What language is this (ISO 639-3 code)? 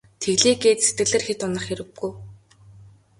mon